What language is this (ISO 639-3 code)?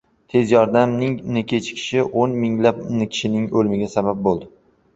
uzb